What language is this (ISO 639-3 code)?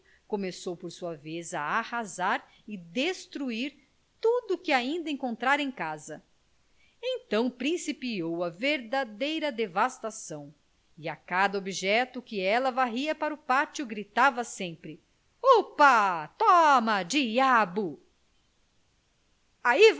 por